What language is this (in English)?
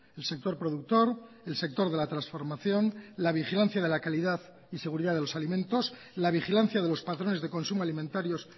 Spanish